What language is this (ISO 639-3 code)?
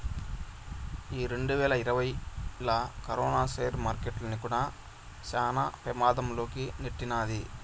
tel